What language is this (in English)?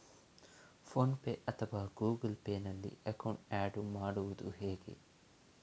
Kannada